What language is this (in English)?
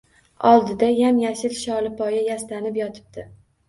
Uzbek